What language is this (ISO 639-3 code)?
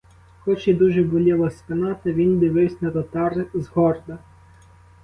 ukr